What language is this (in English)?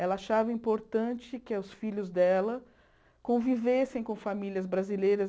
Portuguese